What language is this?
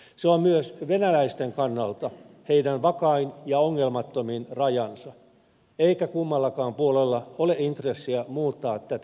Finnish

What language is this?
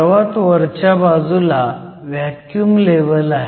Marathi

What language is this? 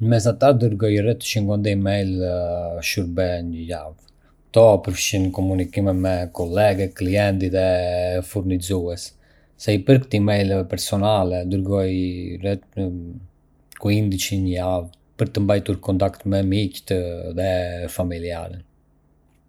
Arbëreshë Albanian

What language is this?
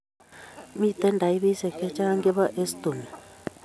Kalenjin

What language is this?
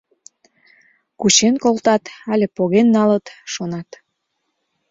Mari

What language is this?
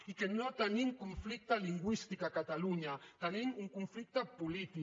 Catalan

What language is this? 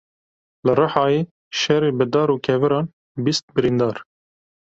Kurdish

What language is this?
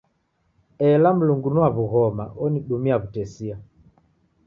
Taita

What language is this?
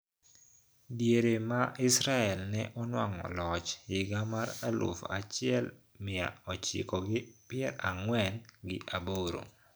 Luo (Kenya and Tanzania)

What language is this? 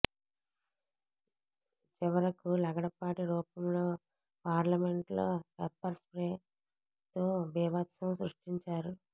Telugu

